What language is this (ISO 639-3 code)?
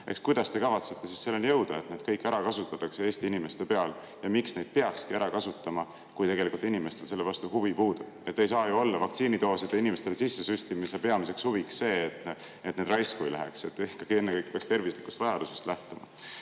est